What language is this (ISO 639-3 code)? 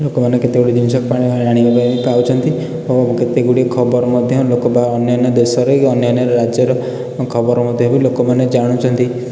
ori